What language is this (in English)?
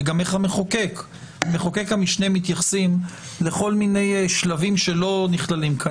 Hebrew